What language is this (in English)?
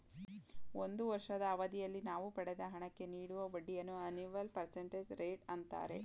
Kannada